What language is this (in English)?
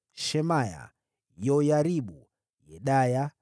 Swahili